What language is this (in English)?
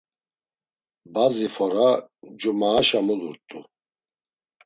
Laz